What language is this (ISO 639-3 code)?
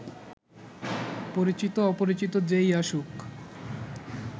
ben